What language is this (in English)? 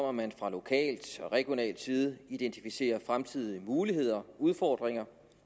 Danish